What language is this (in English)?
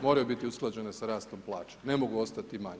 Croatian